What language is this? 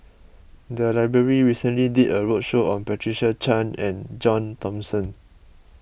English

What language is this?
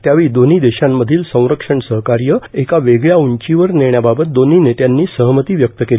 Marathi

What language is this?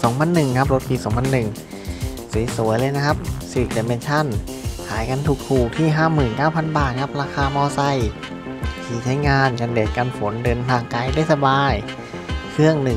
Thai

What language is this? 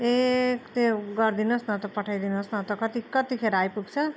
Nepali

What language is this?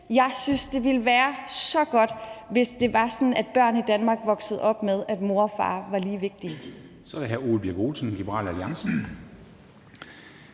Danish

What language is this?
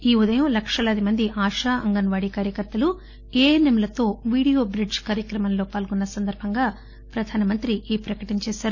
Telugu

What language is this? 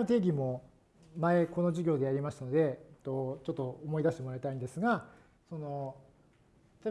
Japanese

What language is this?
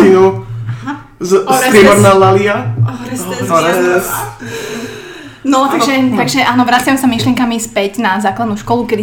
Slovak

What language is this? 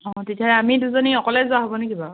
Assamese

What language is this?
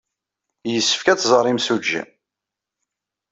Kabyle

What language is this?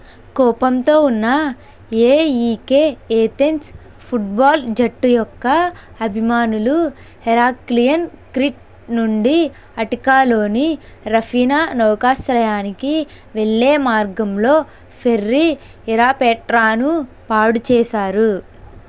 Telugu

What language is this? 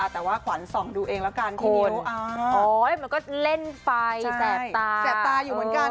Thai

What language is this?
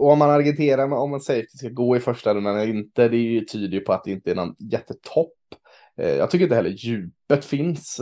Swedish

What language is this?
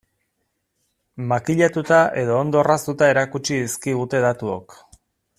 Basque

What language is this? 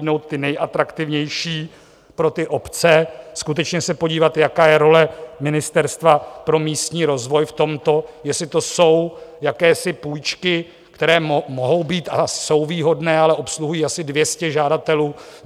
Czech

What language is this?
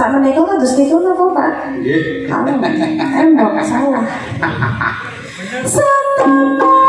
Indonesian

